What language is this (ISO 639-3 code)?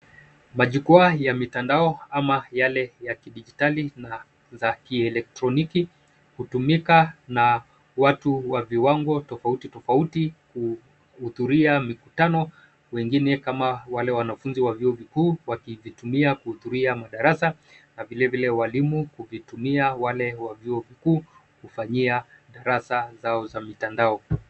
swa